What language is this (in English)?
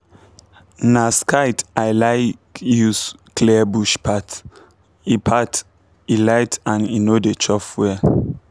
Nigerian Pidgin